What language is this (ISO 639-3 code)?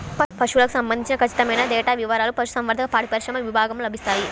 tel